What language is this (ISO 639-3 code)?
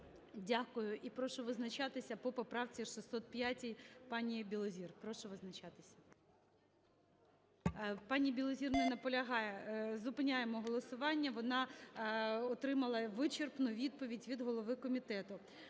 ukr